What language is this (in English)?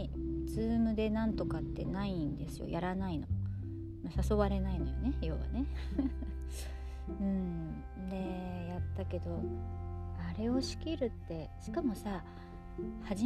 Japanese